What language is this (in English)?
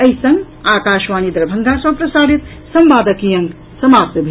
Maithili